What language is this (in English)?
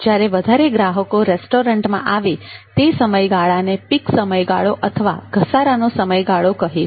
Gujarati